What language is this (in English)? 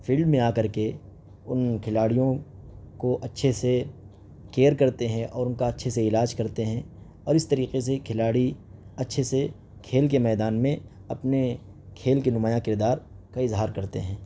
Urdu